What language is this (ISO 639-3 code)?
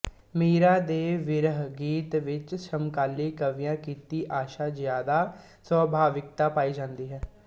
pan